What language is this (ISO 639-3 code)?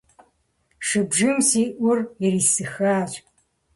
kbd